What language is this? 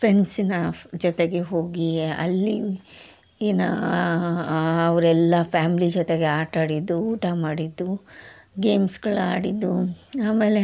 Kannada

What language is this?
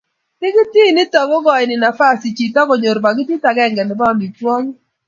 Kalenjin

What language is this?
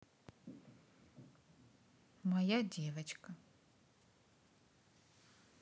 Russian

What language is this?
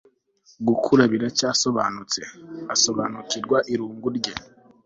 Kinyarwanda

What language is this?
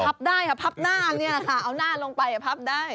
Thai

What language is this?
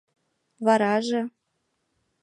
Mari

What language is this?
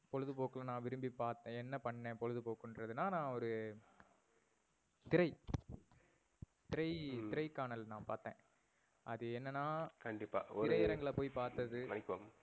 Tamil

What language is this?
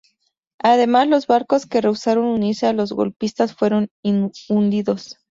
Spanish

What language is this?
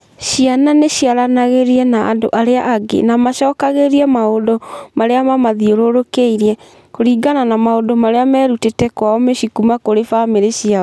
Kikuyu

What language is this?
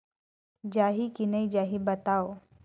Chhattisgarhi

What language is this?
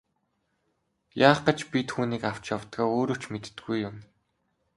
Mongolian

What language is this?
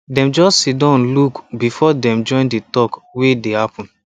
Nigerian Pidgin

